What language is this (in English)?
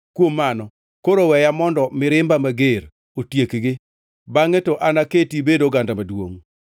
Luo (Kenya and Tanzania)